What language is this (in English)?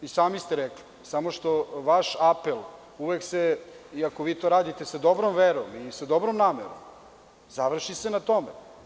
Serbian